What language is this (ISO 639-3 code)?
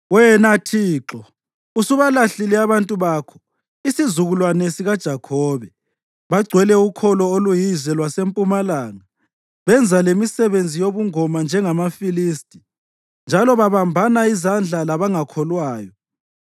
nde